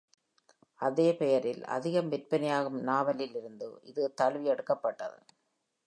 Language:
Tamil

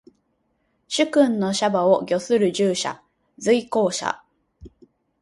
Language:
Japanese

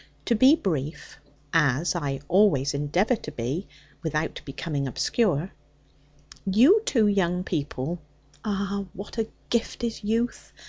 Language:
English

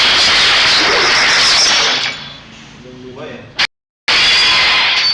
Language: Indonesian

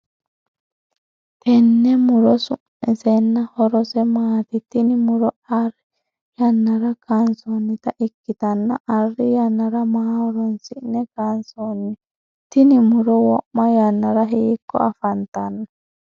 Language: Sidamo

